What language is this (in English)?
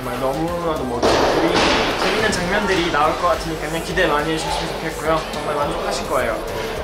Korean